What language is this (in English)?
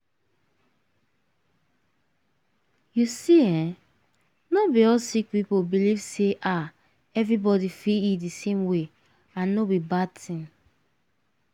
Nigerian Pidgin